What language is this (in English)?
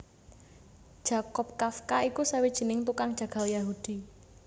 Javanese